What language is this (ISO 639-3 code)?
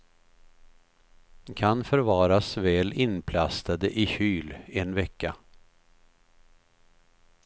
swe